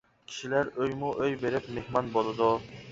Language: Uyghur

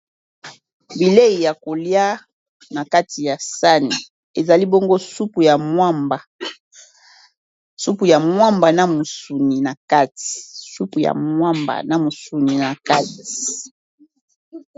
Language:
Lingala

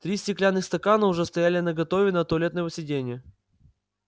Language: Russian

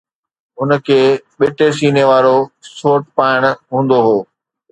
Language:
Sindhi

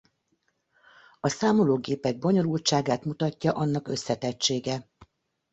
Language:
Hungarian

